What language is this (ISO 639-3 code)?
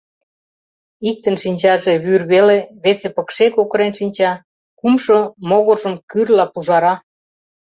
chm